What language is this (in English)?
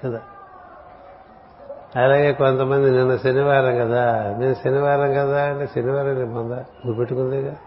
Telugu